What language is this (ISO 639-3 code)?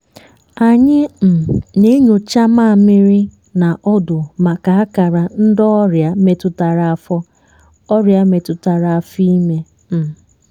ibo